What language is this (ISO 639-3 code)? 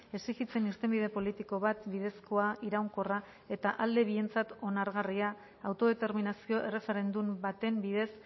eus